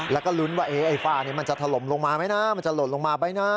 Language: Thai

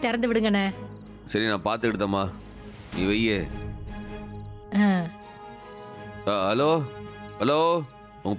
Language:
Tamil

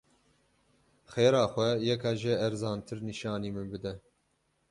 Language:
Kurdish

